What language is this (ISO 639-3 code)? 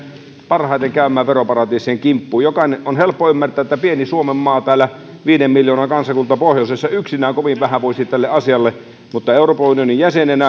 fin